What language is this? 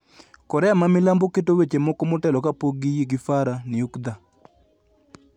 Luo (Kenya and Tanzania)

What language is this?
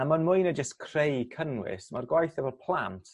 Welsh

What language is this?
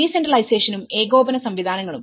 Malayalam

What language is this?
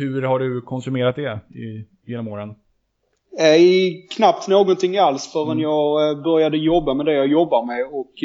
Swedish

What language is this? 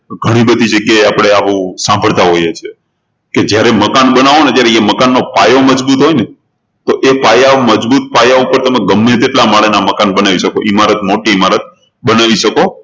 Gujarati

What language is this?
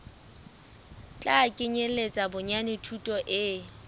Southern Sotho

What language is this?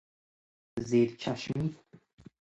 Persian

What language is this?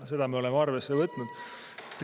Estonian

